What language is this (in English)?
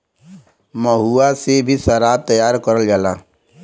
Bhojpuri